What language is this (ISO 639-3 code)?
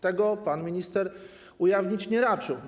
pol